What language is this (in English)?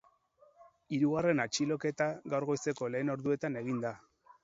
Basque